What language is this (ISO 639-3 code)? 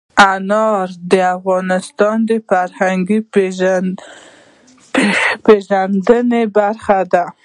pus